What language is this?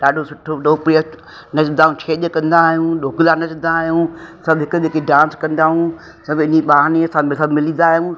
Sindhi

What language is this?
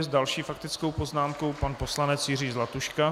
Czech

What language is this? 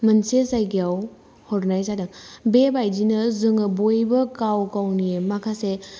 Bodo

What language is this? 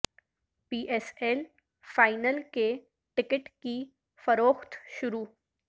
Urdu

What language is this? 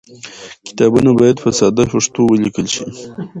Pashto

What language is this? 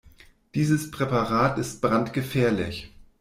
German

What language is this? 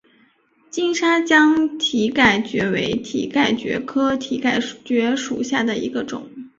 Chinese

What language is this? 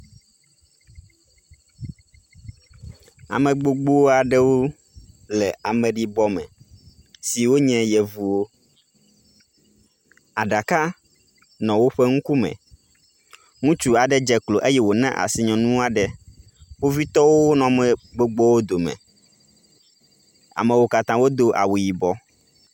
Ewe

